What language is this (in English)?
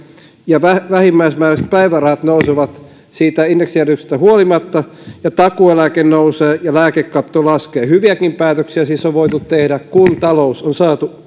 Finnish